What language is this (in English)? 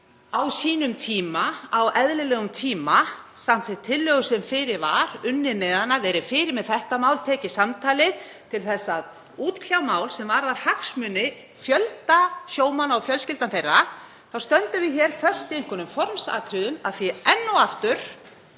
Icelandic